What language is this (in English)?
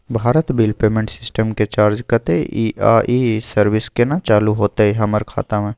Maithili